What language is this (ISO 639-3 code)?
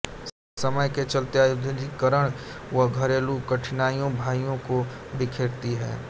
hin